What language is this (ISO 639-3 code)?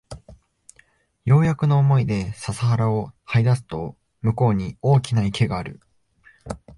jpn